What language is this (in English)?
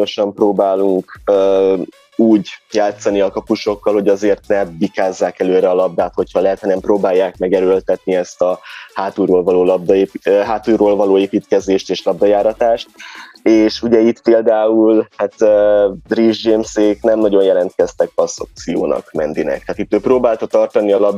Hungarian